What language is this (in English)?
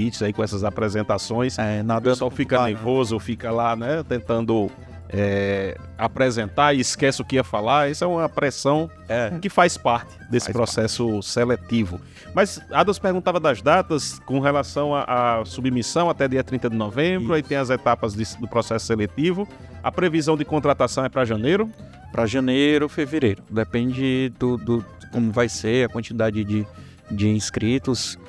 Portuguese